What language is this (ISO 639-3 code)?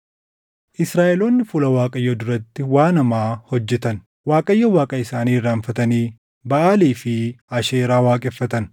orm